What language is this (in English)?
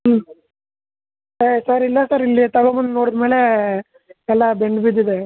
Kannada